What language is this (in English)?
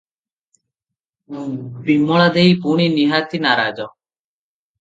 Odia